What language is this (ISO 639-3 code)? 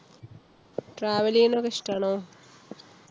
mal